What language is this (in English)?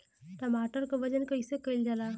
Bhojpuri